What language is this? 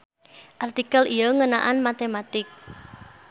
Sundanese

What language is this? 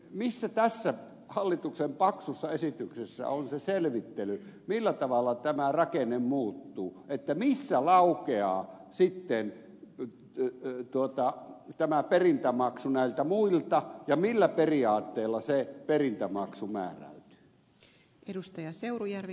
Finnish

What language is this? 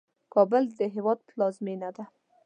Pashto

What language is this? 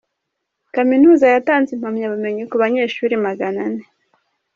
Kinyarwanda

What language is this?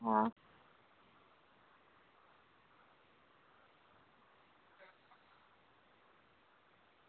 Dogri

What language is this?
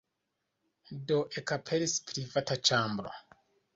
Esperanto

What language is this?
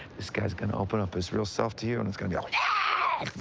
English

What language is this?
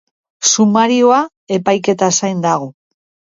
Basque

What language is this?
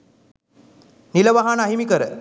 Sinhala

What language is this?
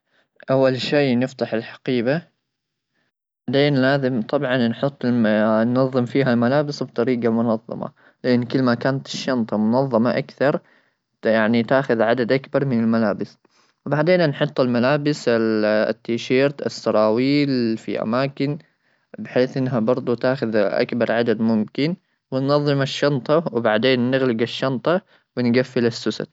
Gulf Arabic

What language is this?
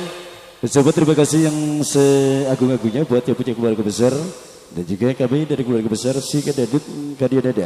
Indonesian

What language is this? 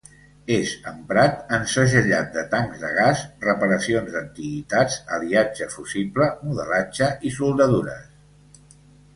Catalan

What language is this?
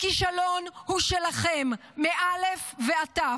Hebrew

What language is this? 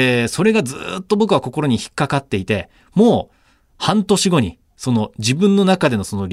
Japanese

